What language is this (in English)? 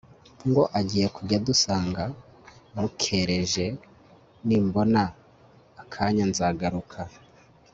Kinyarwanda